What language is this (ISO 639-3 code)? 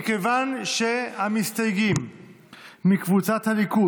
heb